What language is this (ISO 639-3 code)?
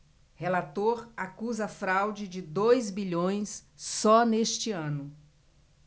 por